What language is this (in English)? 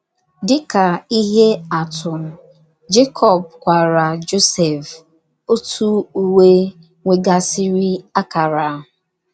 Igbo